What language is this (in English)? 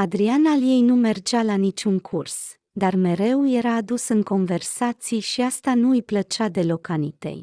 Romanian